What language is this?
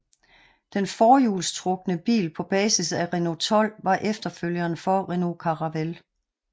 Danish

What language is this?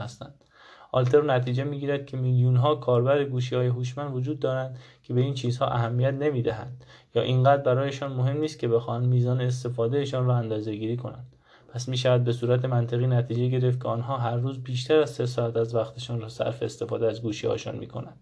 Persian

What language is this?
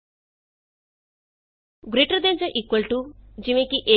Punjabi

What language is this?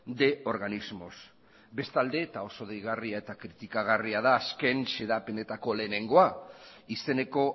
Basque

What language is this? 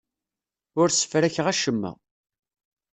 Kabyle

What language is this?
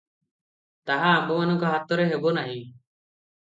Odia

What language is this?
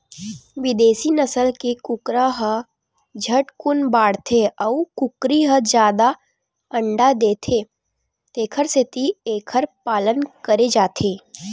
Chhattisgarhi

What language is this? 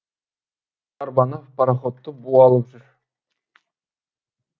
Kazakh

